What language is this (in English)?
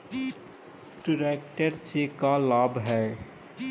Magahi